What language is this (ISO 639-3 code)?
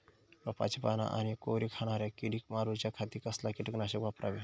mar